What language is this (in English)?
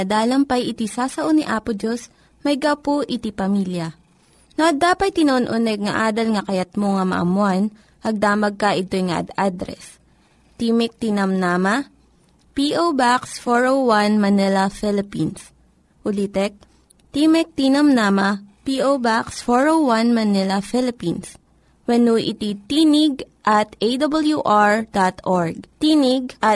Filipino